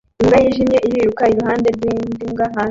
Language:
Kinyarwanda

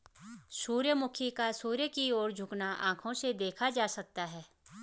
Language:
Hindi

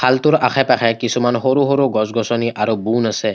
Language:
Assamese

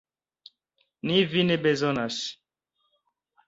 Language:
Esperanto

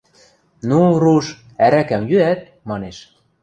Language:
Western Mari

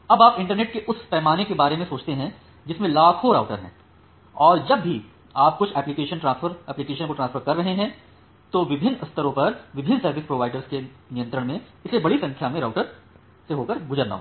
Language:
Hindi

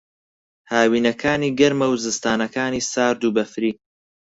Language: Central Kurdish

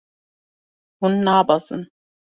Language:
Kurdish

